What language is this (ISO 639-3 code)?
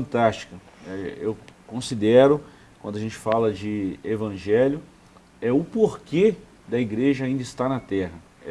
por